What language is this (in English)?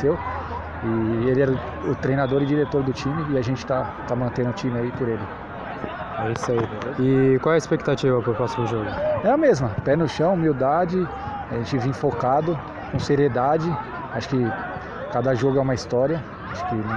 Portuguese